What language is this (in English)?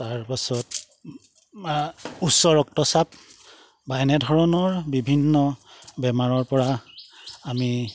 Assamese